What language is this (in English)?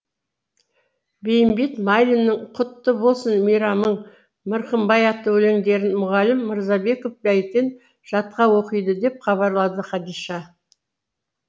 Kazakh